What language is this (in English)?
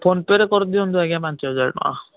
Odia